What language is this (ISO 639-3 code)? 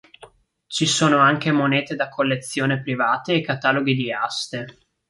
ita